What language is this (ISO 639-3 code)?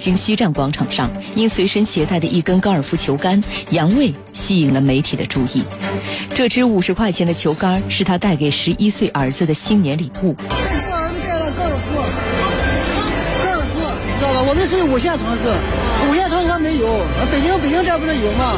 zho